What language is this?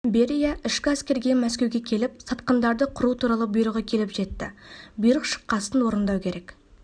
Kazakh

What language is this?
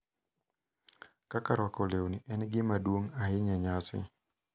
Luo (Kenya and Tanzania)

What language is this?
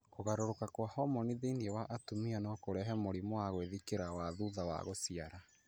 Kikuyu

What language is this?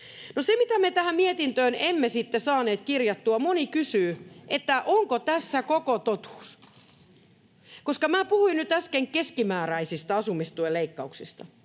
Finnish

